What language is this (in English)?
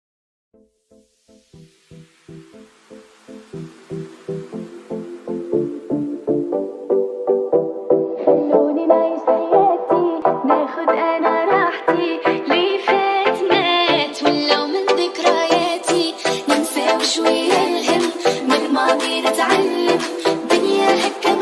Arabic